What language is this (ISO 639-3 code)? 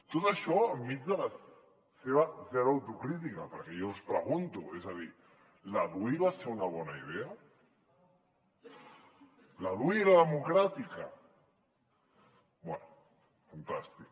cat